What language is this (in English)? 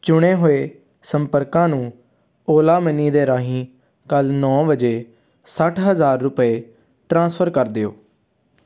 Punjabi